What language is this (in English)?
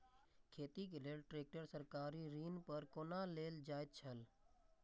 Maithili